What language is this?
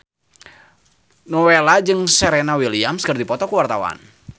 Sundanese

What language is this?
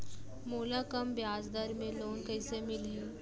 Chhattisgarhi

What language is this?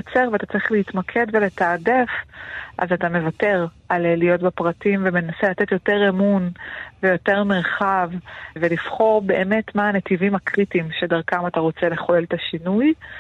Hebrew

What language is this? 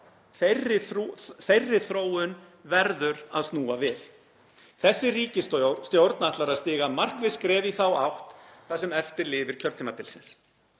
Icelandic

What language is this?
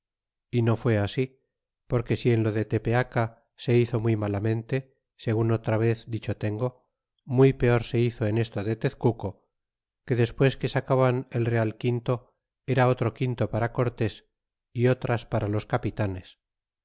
Spanish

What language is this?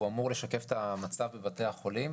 Hebrew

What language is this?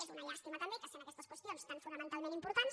Catalan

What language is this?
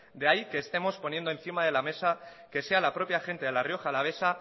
Spanish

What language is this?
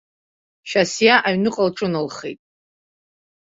Abkhazian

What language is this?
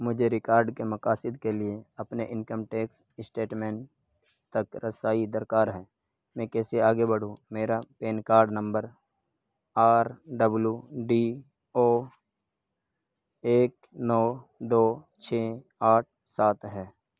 Urdu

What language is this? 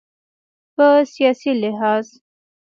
Pashto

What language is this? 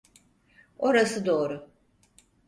Turkish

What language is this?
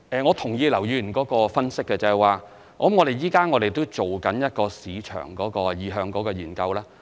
Cantonese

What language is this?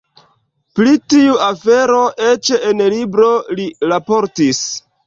Esperanto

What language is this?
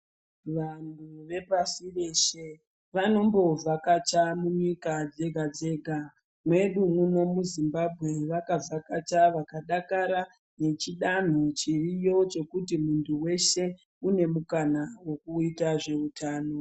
Ndau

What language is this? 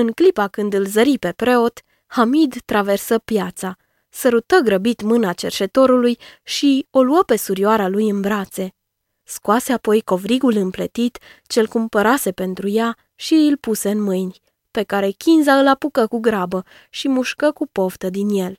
Romanian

